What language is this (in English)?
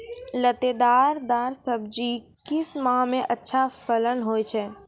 Maithili